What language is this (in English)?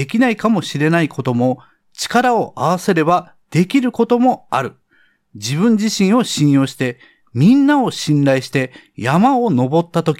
Japanese